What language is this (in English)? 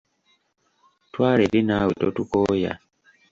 Ganda